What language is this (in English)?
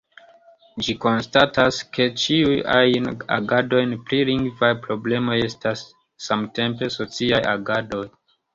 Esperanto